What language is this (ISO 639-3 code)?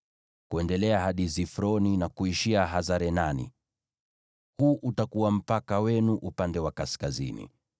swa